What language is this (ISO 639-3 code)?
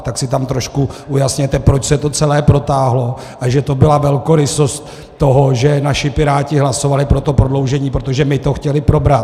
ces